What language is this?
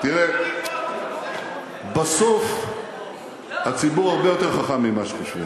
Hebrew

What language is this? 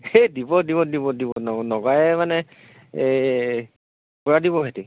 Assamese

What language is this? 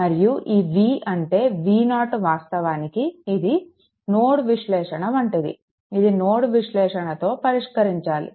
Telugu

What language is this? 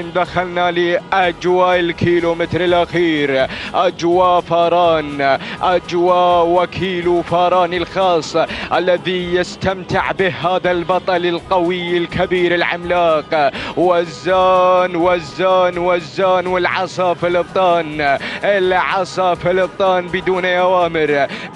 Arabic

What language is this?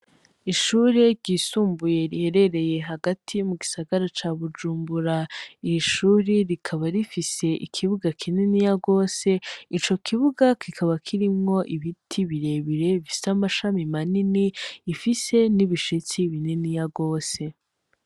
Rundi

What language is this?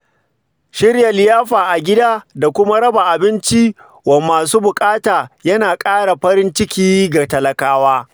Hausa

